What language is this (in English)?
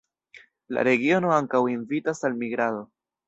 Esperanto